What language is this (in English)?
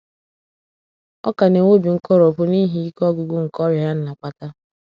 Igbo